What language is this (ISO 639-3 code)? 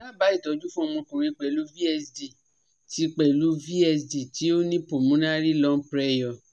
yor